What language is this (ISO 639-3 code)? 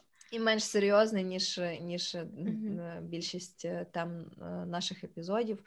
ukr